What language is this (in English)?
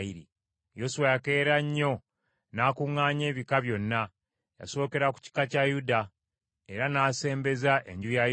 Ganda